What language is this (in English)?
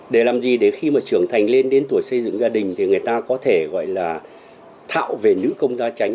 Vietnamese